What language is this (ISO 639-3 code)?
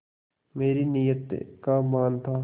hin